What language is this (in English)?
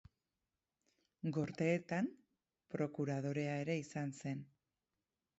Basque